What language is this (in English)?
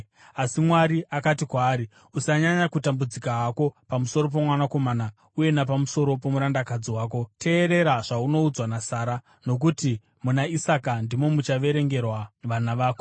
Shona